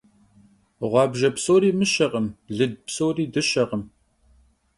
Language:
Kabardian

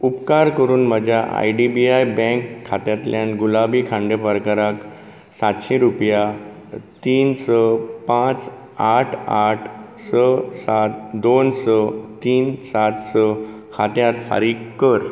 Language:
Konkani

